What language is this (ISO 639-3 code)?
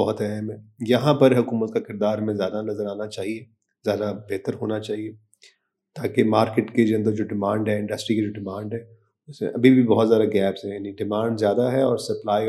urd